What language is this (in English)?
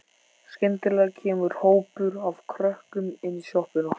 Icelandic